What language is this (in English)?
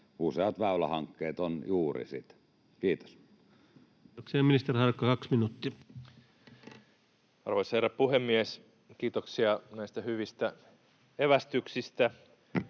Finnish